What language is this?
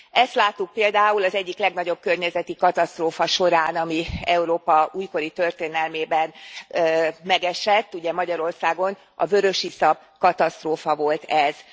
Hungarian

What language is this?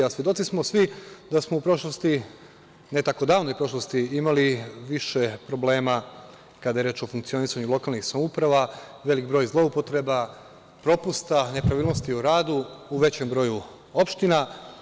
Serbian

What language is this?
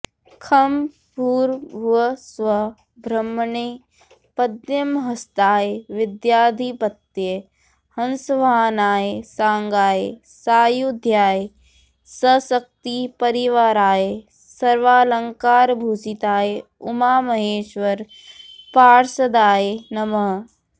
Sanskrit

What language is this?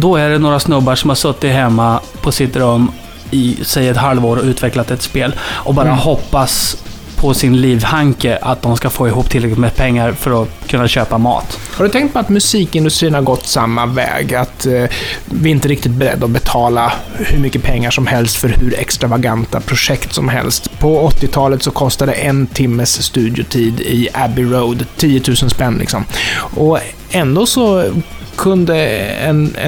Swedish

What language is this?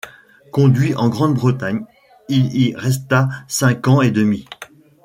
French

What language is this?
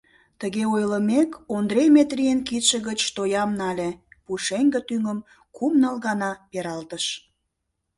Mari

